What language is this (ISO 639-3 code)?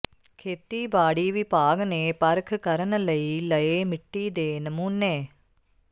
pan